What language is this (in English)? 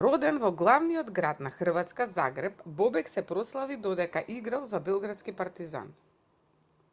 Macedonian